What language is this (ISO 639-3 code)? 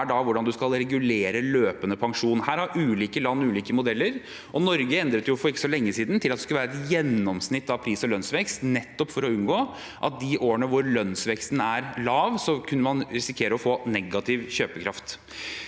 nor